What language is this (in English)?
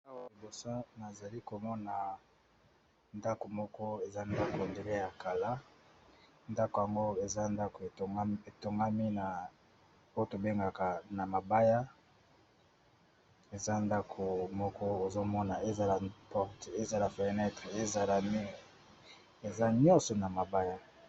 Lingala